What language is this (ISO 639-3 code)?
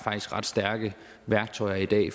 dan